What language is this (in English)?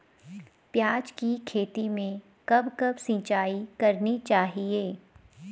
Hindi